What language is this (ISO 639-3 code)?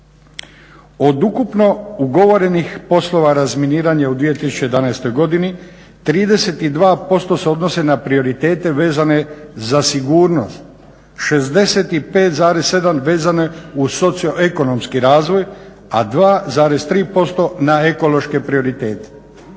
hrv